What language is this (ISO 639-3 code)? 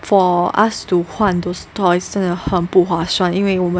eng